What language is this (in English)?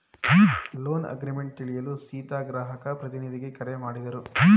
Kannada